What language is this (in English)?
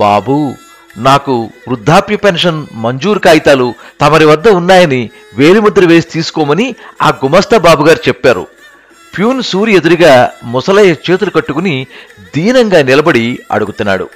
Telugu